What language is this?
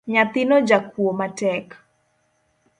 Luo (Kenya and Tanzania)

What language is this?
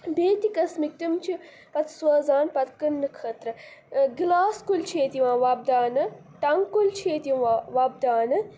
Kashmiri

